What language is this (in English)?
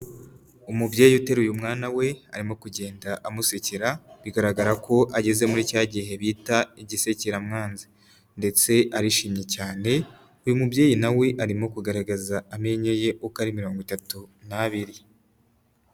Kinyarwanda